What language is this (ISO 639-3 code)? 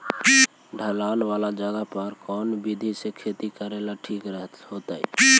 mag